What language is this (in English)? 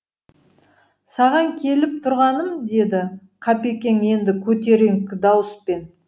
Kazakh